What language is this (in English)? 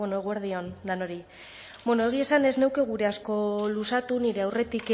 Basque